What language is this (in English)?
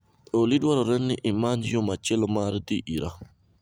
Luo (Kenya and Tanzania)